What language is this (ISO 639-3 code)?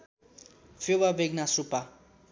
nep